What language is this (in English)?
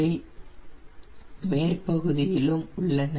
Tamil